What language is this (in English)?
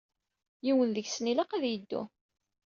Kabyle